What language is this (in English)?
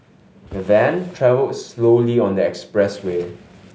English